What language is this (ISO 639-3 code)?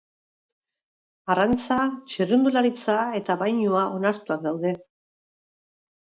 eus